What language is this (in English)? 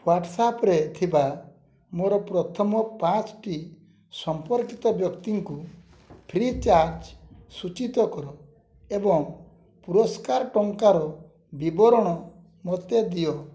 Odia